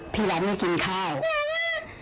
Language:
Thai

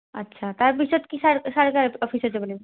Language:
Assamese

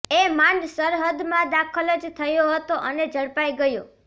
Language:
Gujarati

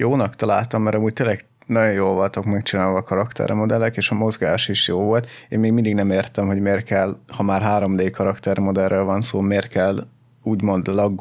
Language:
Hungarian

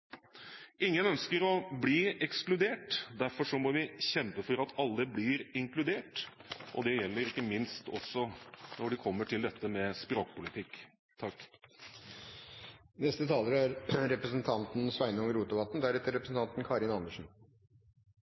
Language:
Norwegian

